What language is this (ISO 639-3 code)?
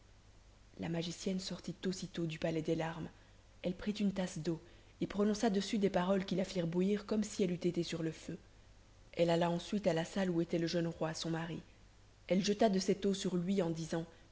fra